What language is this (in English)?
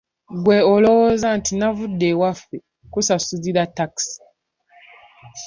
Ganda